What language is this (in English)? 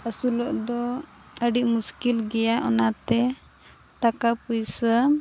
Santali